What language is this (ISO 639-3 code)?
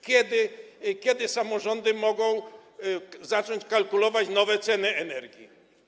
pol